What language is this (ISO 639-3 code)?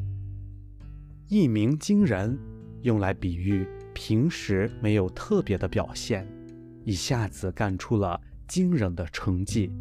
zho